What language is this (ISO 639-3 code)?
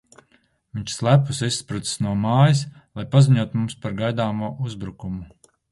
lav